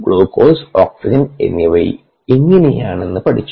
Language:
Malayalam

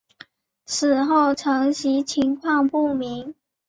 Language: Chinese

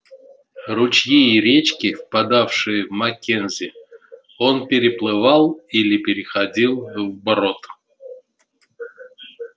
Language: Russian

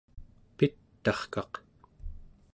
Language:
Central Yupik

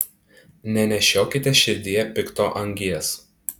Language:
Lithuanian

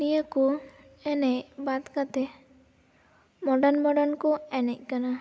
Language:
Santali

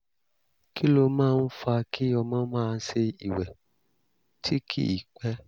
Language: Yoruba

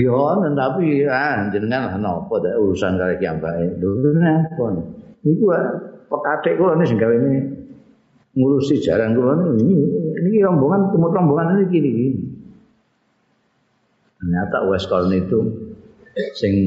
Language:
Indonesian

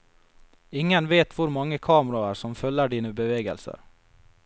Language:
Norwegian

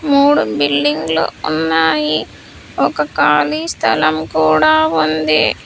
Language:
Telugu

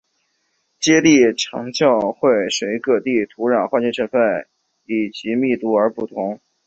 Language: Chinese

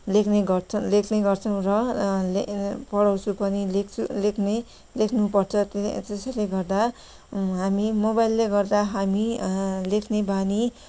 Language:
Nepali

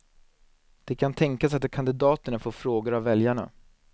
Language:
Swedish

